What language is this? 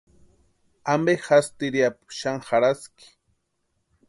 Western Highland Purepecha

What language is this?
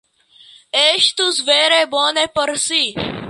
Esperanto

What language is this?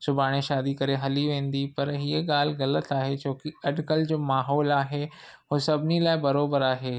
Sindhi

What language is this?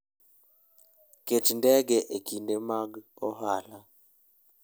Luo (Kenya and Tanzania)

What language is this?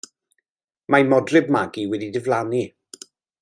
Welsh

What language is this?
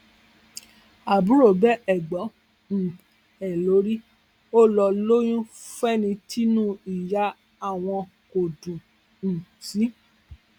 Yoruba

